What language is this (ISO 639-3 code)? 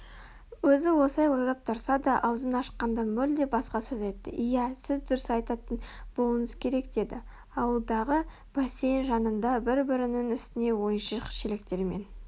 kaz